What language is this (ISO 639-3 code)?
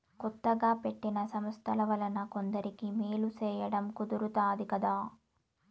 tel